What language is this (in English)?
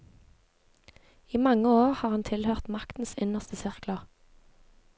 Norwegian